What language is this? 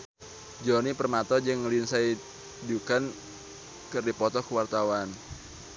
Sundanese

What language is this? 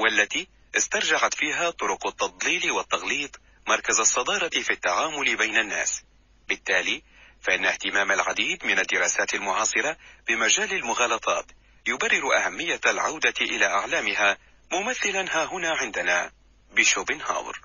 Arabic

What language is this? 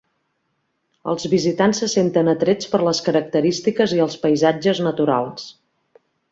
Catalan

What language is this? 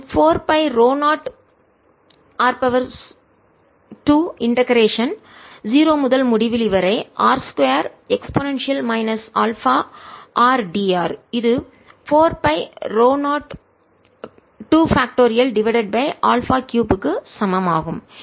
Tamil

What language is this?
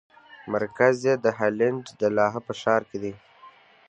Pashto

